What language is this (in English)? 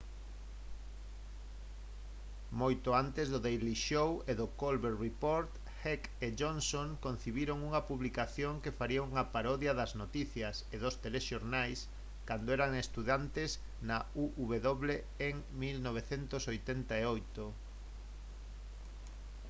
Galician